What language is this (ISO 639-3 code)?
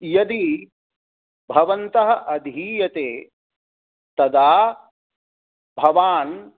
san